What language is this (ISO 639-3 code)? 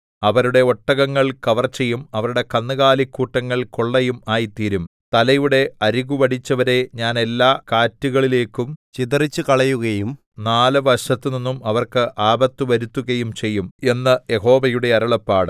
mal